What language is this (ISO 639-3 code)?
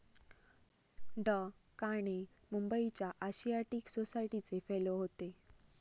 mar